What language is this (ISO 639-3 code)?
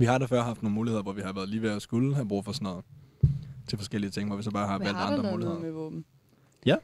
dan